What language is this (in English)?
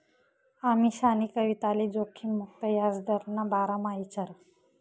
Marathi